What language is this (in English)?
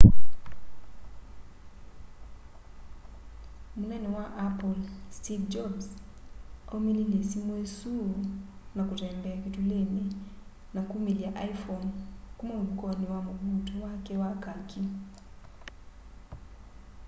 Kamba